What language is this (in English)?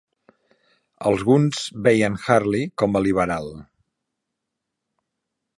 Catalan